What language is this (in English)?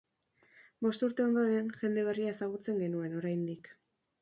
Basque